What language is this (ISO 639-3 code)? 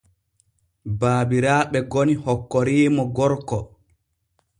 fue